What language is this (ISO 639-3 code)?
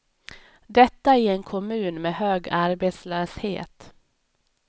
swe